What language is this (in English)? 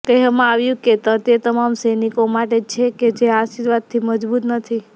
Gujarati